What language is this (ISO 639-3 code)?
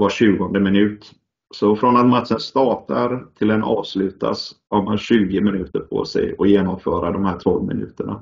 swe